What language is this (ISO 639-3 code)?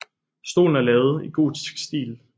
dan